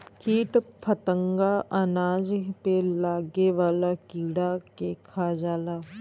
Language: Bhojpuri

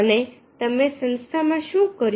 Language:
Gujarati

